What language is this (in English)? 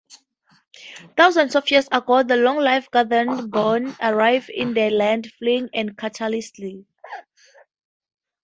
English